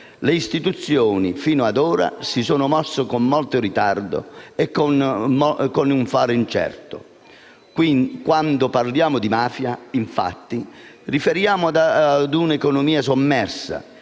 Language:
Italian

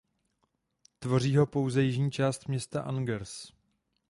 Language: Czech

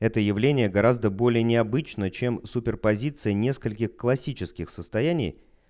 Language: Russian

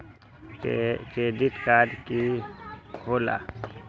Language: Magahi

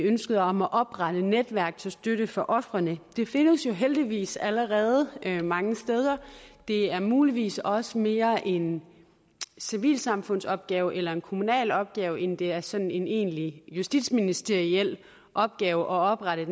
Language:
Danish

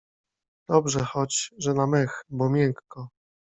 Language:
Polish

